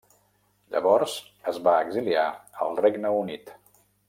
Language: Catalan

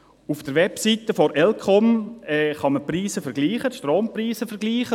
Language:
Swiss German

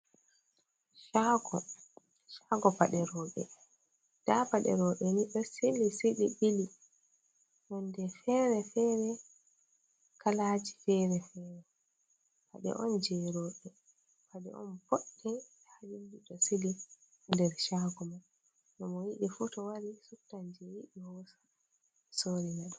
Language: Fula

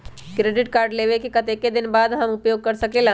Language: Magahi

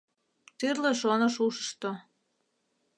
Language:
Mari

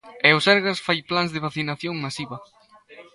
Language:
Galician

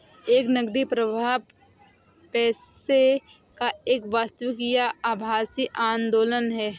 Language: Hindi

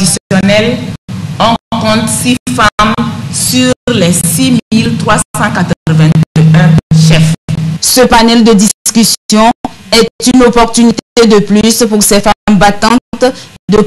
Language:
French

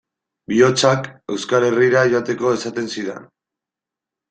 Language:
Basque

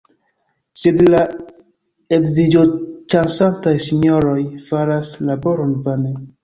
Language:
Esperanto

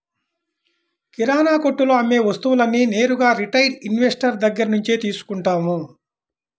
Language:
Telugu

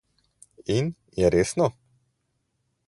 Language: Slovenian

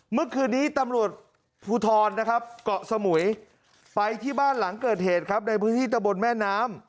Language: Thai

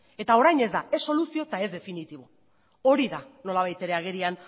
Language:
Basque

